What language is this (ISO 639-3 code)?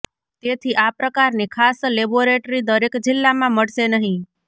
guj